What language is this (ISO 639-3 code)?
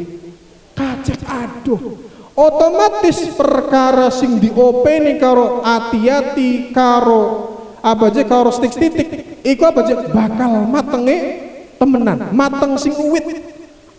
ind